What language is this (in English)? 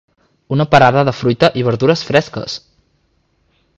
Catalan